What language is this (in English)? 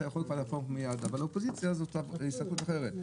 Hebrew